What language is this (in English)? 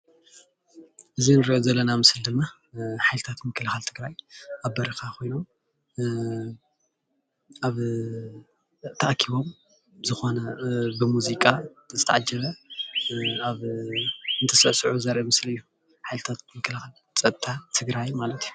Tigrinya